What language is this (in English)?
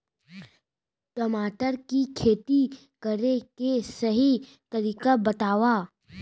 Chhattisgarhi